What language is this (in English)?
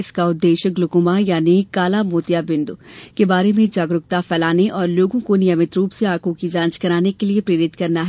Hindi